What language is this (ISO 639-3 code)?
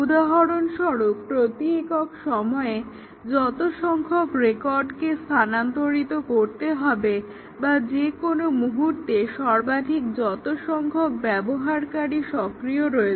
ben